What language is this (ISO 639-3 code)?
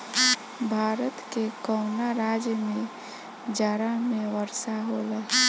bho